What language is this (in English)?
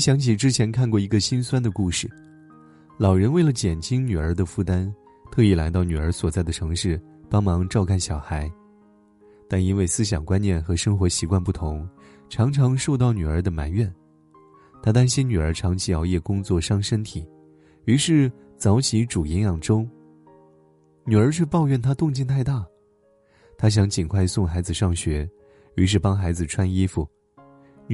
Chinese